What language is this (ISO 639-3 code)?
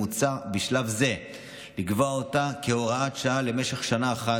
heb